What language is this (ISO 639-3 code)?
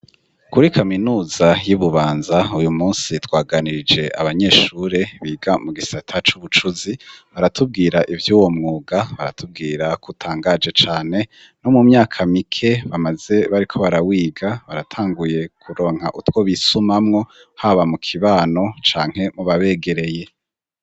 run